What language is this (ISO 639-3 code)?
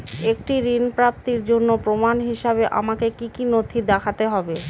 ben